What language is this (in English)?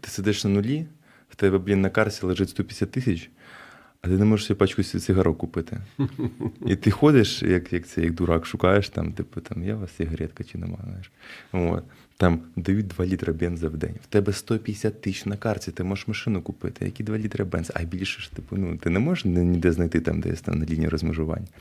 Ukrainian